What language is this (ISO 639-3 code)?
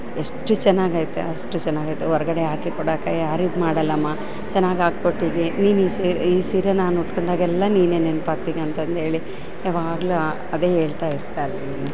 kan